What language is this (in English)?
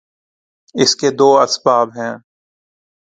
Urdu